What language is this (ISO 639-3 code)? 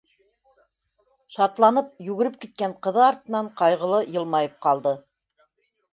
bak